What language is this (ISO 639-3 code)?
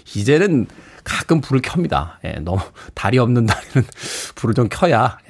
kor